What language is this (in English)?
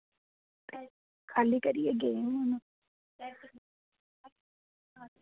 Dogri